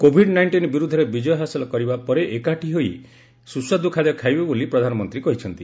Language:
Odia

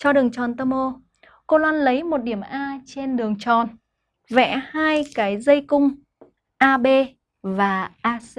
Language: Vietnamese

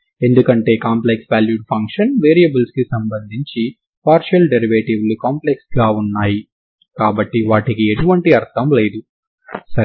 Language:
Telugu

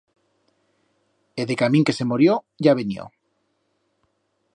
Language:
Aragonese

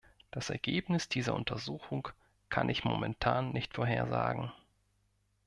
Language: German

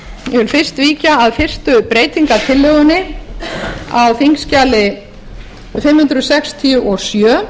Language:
Icelandic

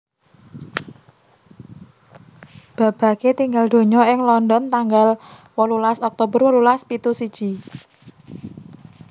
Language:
Javanese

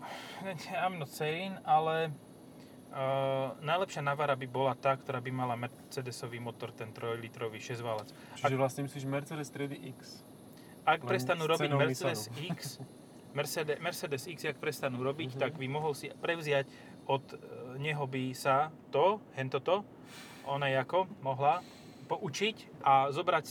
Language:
Slovak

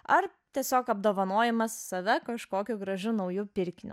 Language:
Lithuanian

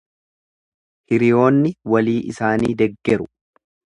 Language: Oromo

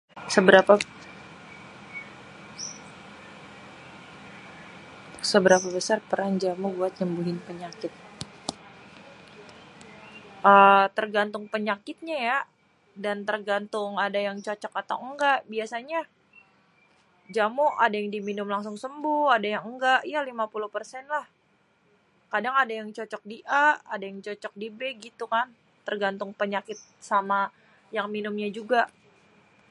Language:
Betawi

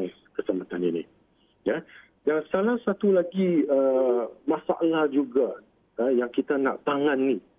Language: Malay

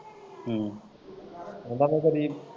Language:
Punjabi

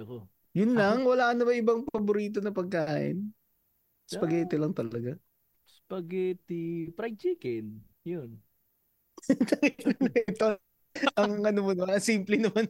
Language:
Filipino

